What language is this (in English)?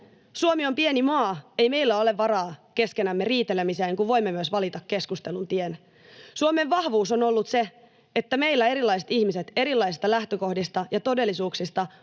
Finnish